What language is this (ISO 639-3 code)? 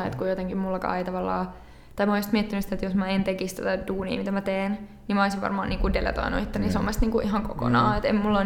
fin